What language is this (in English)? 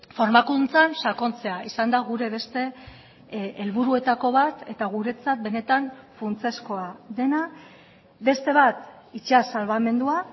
Basque